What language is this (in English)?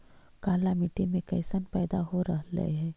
Magahi